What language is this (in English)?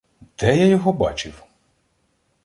Ukrainian